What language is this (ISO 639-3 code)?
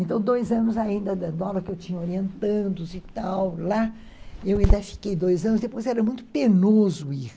por